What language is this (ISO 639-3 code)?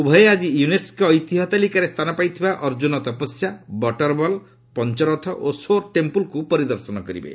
ori